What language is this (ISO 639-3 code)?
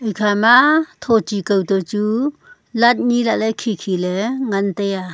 nnp